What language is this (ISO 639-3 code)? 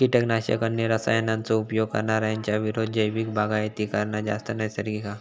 mar